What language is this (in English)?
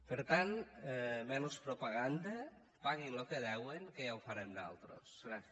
Catalan